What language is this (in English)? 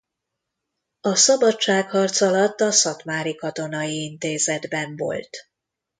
Hungarian